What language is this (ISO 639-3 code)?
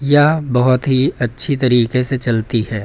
hin